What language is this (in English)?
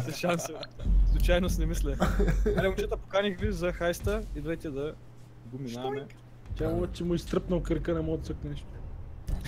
Bulgarian